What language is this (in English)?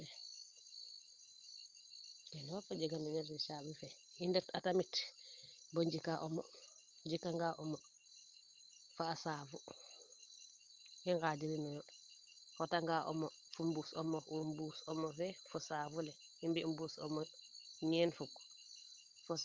Serer